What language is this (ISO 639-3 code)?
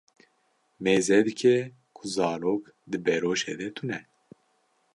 kur